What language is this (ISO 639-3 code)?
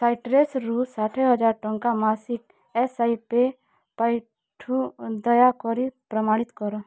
ori